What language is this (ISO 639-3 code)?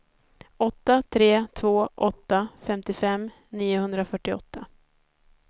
swe